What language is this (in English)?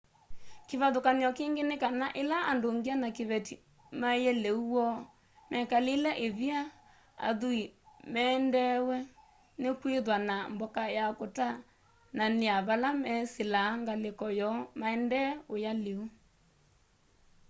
Kamba